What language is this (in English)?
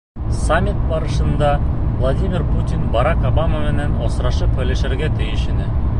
Bashkir